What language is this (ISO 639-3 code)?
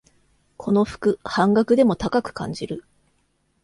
jpn